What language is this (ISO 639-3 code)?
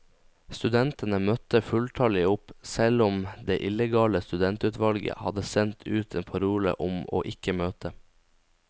nor